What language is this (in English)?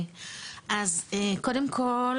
Hebrew